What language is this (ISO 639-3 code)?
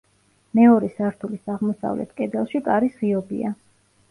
kat